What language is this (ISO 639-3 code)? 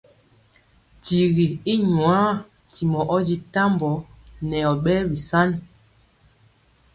mcx